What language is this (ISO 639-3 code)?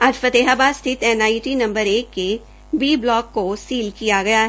hin